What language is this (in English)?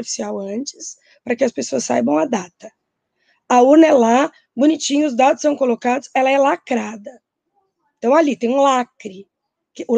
Portuguese